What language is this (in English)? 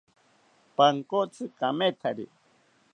South Ucayali Ashéninka